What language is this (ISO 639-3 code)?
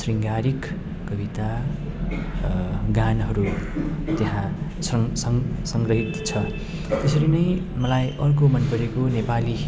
nep